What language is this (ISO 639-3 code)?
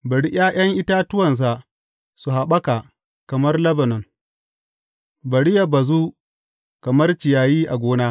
hau